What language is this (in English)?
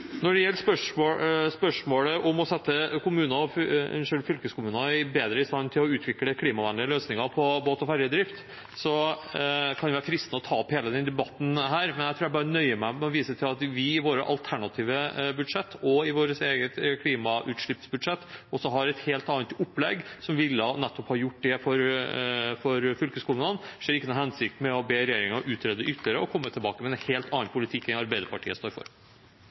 Norwegian Bokmål